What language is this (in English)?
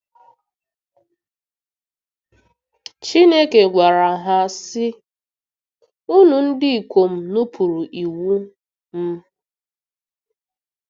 Igbo